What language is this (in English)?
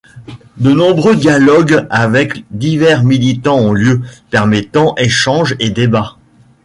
French